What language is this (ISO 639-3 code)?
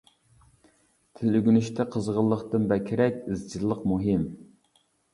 uig